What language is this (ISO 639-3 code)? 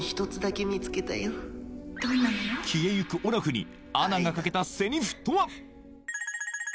jpn